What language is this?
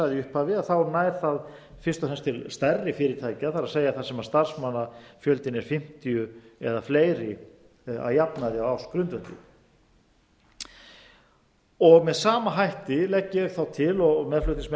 Icelandic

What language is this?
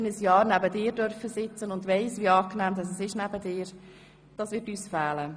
Swiss German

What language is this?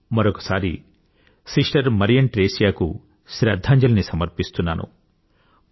Telugu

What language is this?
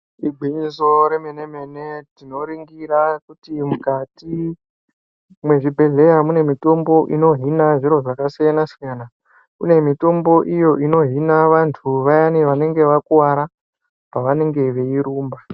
Ndau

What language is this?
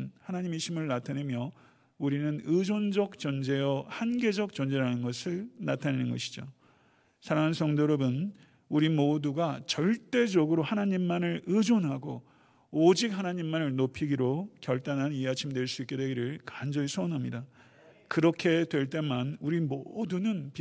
Korean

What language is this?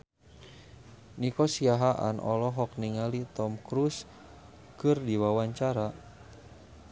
Sundanese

